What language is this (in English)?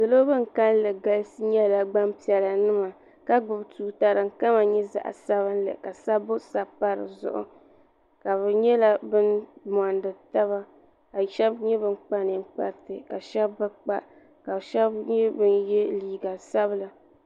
Dagbani